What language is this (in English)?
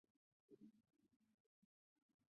Chinese